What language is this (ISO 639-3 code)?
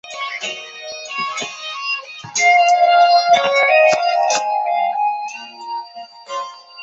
zho